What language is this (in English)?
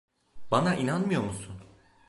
Turkish